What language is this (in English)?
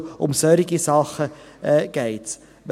Swiss German